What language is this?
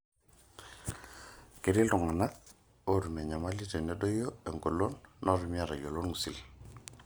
Masai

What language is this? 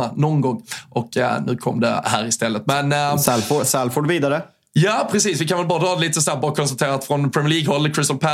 Swedish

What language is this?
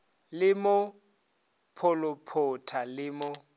Northern Sotho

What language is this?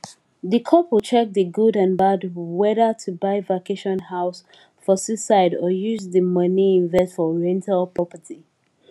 Nigerian Pidgin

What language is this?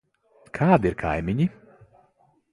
Latvian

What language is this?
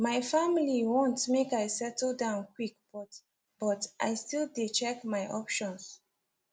Nigerian Pidgin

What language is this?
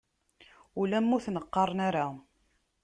Kabyle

